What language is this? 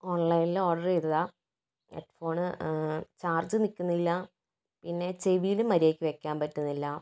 Malayalam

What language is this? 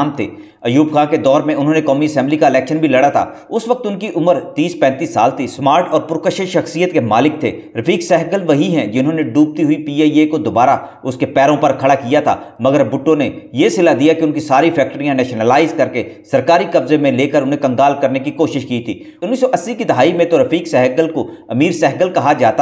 Hindi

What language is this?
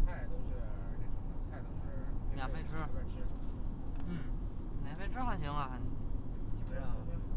Chinese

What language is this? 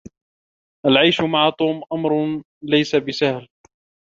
Arabic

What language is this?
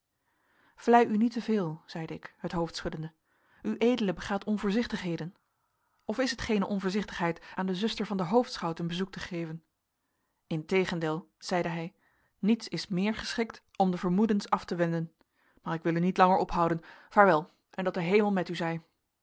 Dutch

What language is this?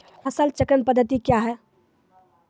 Maithili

